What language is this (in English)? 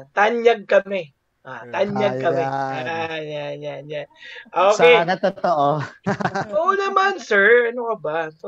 Filipino